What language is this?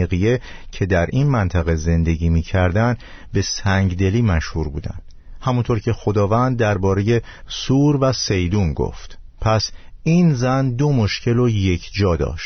Persian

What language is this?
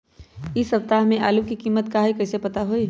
Magahi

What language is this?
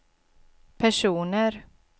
Swedish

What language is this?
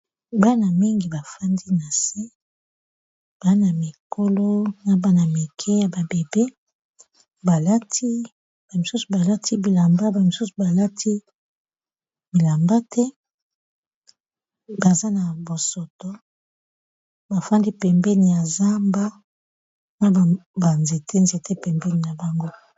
Lingala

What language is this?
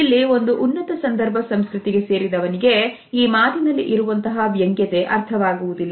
Kannada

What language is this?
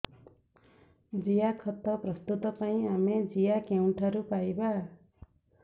Odia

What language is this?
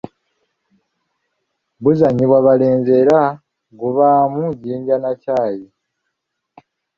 Ganda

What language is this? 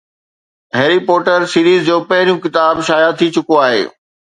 Sindhi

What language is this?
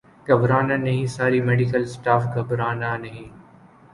Urdu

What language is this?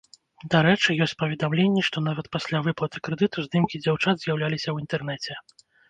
Belarusian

